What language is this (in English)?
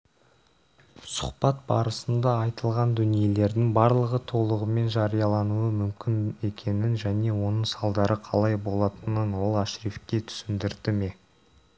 Kazakh